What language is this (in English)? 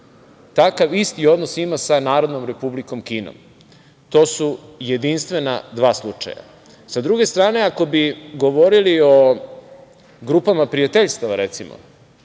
Serbian